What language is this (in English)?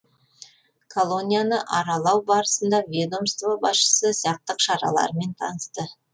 Kazakh